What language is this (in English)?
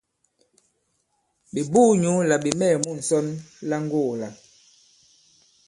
Bankon